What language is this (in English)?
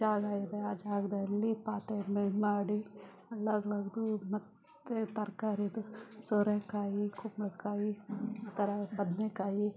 Kannada